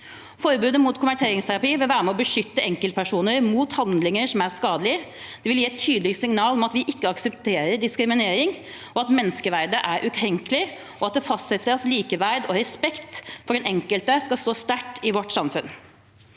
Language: Norwegian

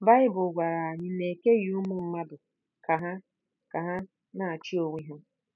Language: Igbo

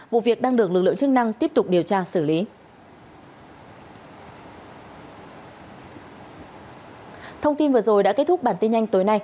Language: Vietnamese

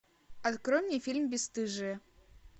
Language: Russian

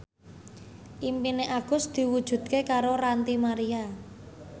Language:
Javanese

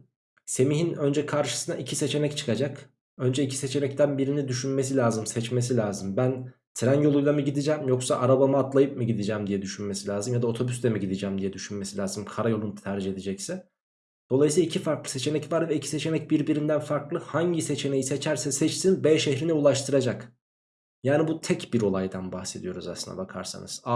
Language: Turkish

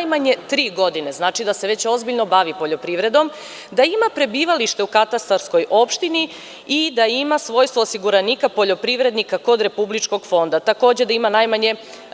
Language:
Serbian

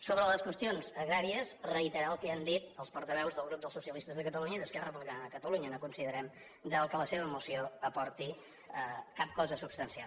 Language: Catalan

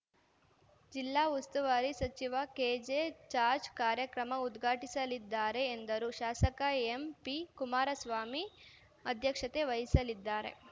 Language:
Kannada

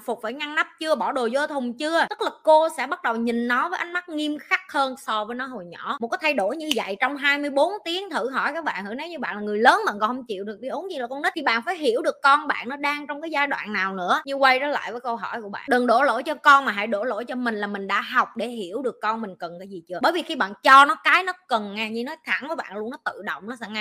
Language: Vietnamese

